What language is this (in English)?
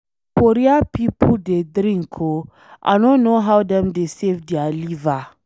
Nigerian Pidgin